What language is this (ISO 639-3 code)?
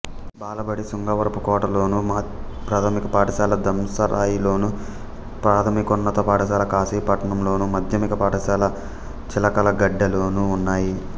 tel